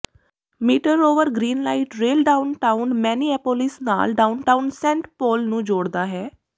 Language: Punjabi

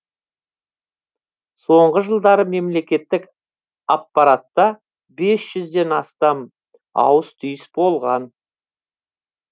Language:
Kazakh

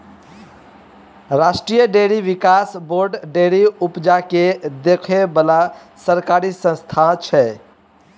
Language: Maithili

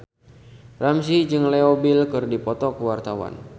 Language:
Sundanese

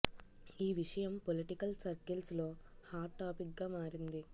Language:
Telugu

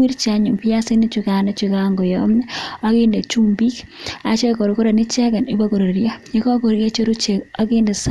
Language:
Kalenjin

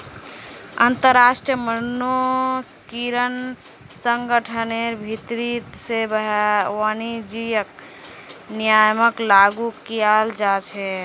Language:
Magahi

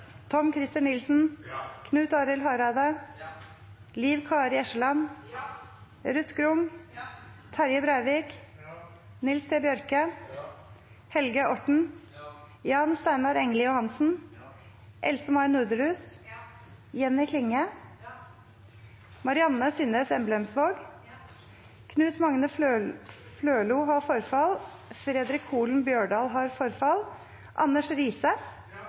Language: Norwegian Nynorsk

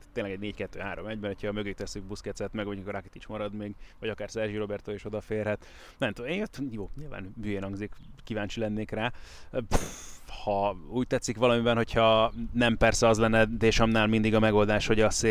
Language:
Hungarian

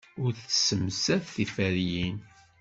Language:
Kabyle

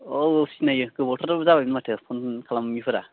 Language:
Bodo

